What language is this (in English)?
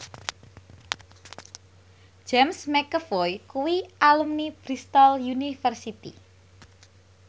Javanese